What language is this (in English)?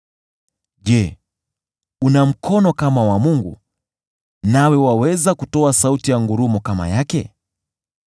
Swahili